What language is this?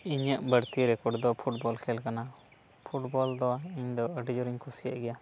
Santali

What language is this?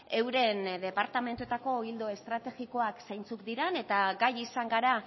Basque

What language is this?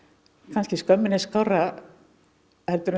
Icelandic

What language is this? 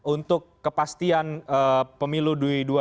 Indonesian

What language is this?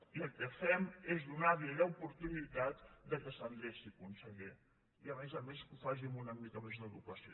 Catalan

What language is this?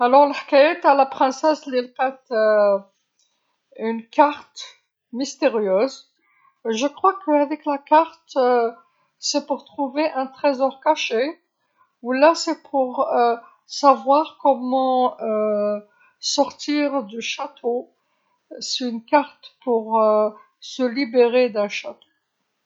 Algerian Arabic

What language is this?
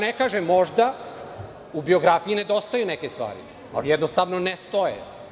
Serbian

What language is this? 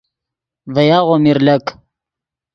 Yidgha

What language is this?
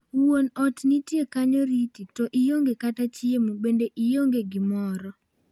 Luo (Kenya and Tanzania)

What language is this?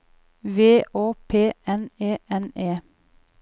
Norwegian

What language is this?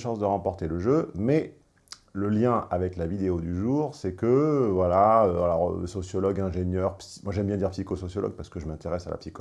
French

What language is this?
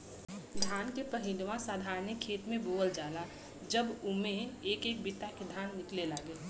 Bhojpuri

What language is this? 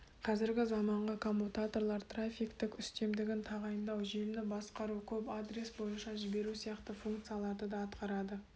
Kazakh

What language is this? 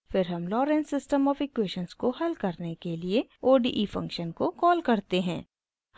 Hindi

